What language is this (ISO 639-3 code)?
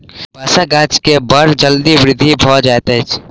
mai